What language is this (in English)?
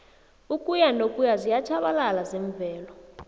South Ndebele